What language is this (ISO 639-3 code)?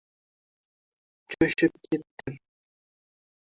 uzb